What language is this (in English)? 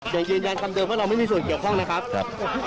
Thai